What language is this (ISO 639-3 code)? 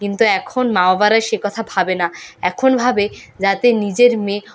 ben